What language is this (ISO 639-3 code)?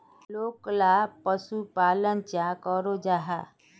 mag